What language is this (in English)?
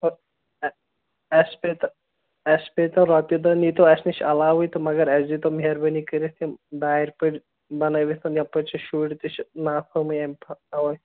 Kashmiri